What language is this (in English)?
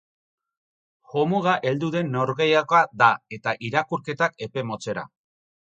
Basque